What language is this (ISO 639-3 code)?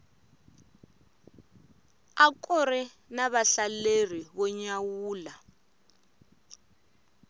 tso